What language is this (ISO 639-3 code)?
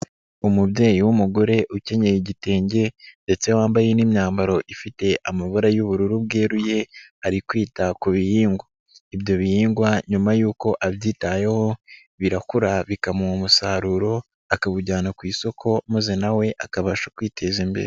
kin